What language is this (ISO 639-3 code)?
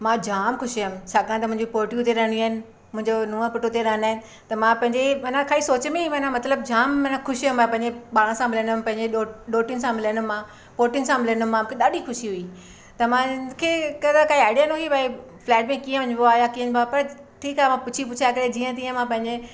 snd